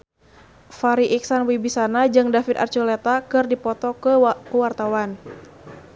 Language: Sundanese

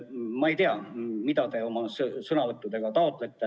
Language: Estonian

